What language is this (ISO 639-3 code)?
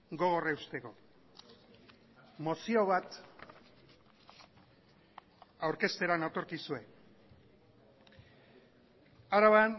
eus